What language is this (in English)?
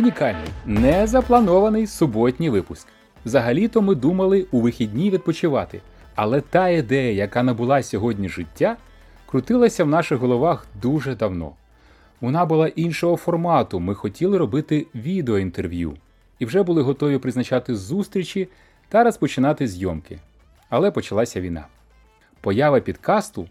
Ukrainian